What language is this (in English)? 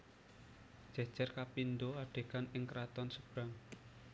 Javanese